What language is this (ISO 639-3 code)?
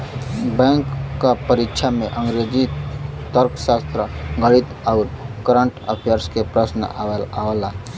bho